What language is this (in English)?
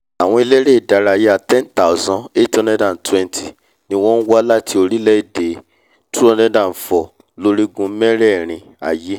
Yoruba